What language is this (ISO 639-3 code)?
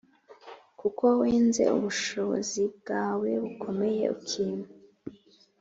kin